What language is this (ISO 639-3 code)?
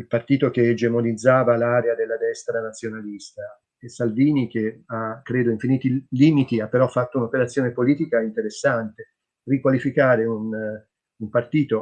ita